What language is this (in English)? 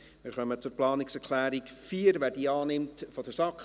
Swiss German